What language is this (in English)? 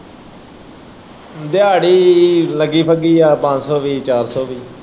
Punjabi